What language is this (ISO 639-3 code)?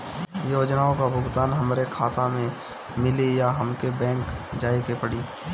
bho